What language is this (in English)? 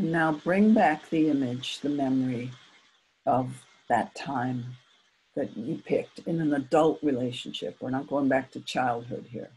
English